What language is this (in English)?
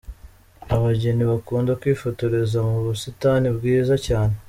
Kinyarwanda